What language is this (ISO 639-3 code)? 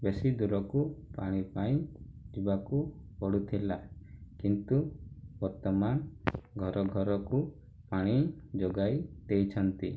ori